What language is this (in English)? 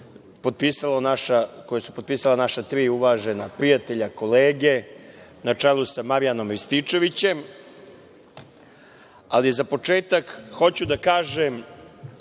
Serbian